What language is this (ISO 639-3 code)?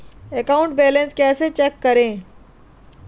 hin